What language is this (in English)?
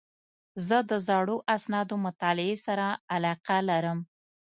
Pashto